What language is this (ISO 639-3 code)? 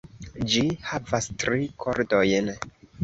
epo